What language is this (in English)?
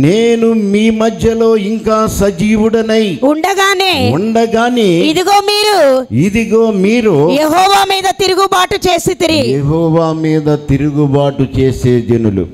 Telugu